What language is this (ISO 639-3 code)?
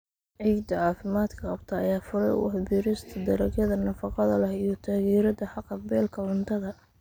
som